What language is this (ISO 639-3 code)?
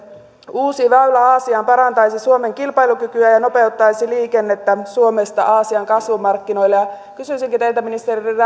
fin